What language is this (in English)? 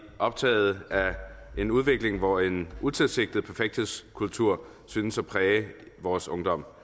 Danish